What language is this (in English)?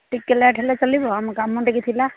Odia